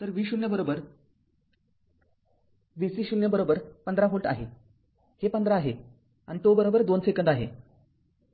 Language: Marathi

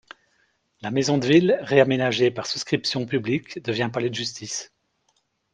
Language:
French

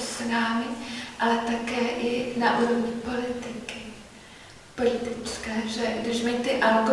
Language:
Czech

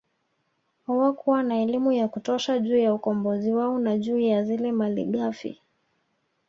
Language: Swahili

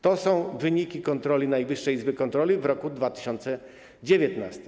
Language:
Polish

